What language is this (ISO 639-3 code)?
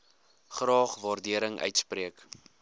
afr